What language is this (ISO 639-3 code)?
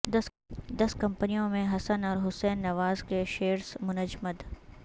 urd